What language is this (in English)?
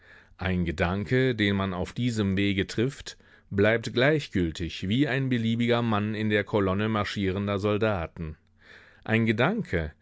German